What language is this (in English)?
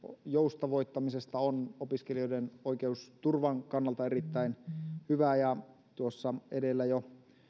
Finnish